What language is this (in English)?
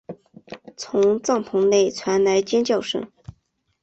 Chinese